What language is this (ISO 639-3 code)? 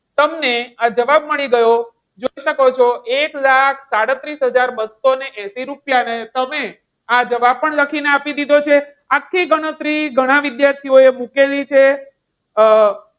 guj